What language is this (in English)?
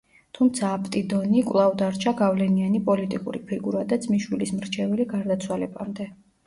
Georgian